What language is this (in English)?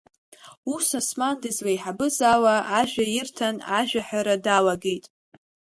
Abkhazian